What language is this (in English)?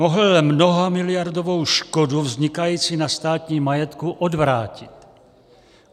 Czech